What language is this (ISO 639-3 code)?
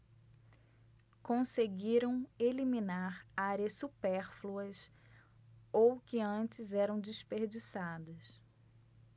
por